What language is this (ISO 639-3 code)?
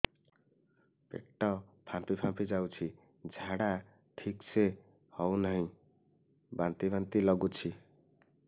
ori